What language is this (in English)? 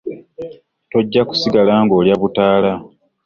Ganda